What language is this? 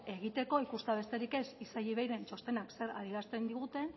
Basque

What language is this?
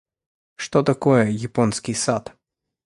Russian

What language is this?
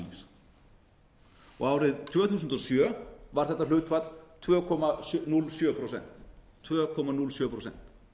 Icelandic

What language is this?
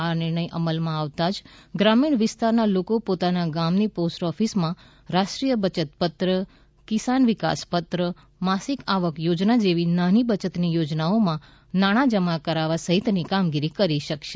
Gujarati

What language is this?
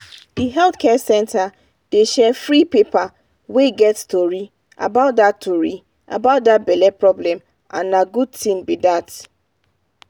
Nigerian Pidgin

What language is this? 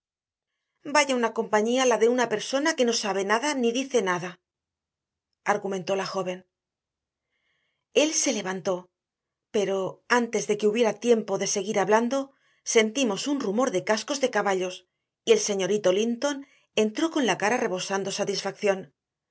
Spanish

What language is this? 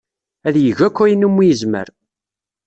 Kabyle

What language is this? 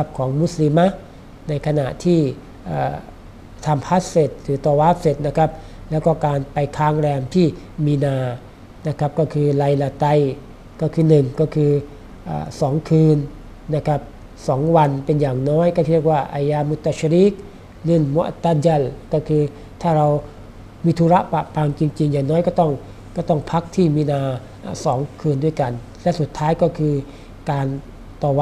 Thai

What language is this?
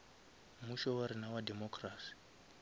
Northern Sotho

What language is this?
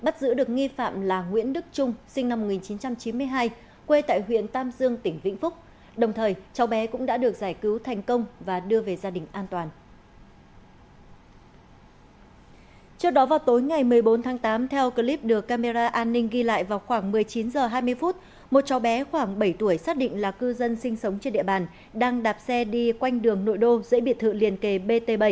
Vietnamese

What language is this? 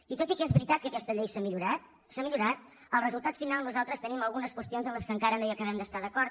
Catalan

